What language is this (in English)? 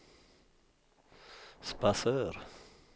Swedish